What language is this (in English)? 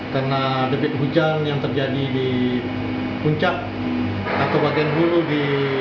Indonesian